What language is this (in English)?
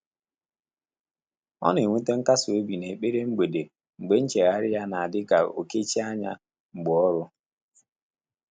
Igbo